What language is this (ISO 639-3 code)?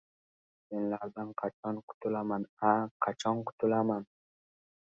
uzb